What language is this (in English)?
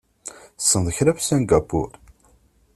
Kabyle